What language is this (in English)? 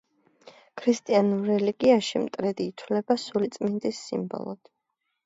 Georgian